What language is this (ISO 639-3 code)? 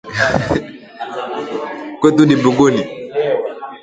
swa